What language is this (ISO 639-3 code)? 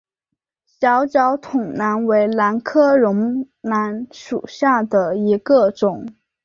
zho